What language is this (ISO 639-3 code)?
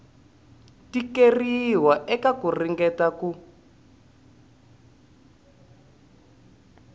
tso